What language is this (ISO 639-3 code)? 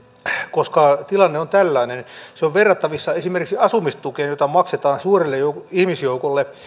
fin